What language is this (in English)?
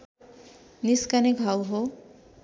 Nepali